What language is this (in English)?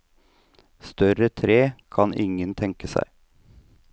Norwegian